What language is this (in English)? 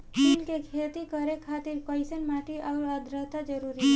Bhojpuri